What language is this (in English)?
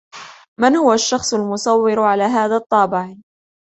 Arabic